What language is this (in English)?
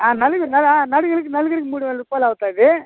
Telugu